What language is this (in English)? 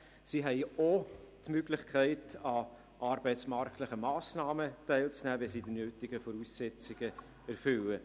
Swiss German